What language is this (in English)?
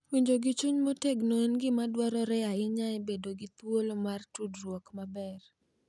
Luo (Kenya and Tanzania)